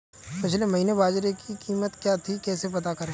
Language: Hindi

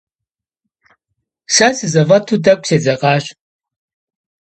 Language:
Kabardian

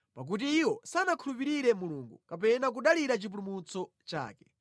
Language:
Nyanja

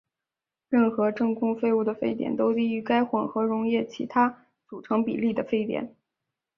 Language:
Chinese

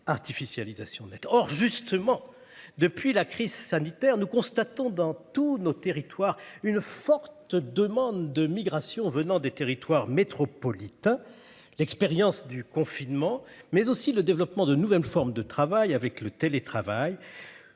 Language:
French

